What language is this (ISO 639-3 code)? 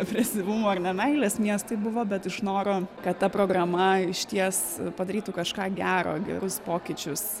lit